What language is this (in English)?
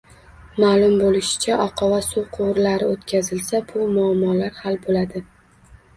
Uzbek